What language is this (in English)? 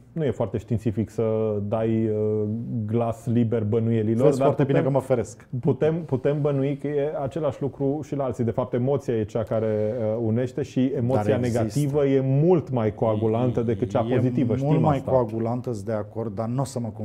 Romanian